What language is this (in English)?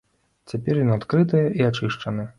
Belarusian